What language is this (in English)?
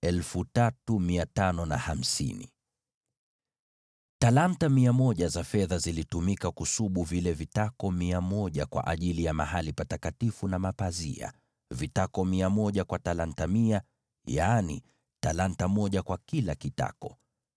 Swahili